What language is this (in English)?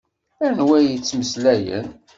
Kabyle